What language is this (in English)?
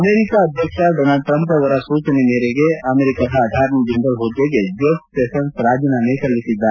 Kannada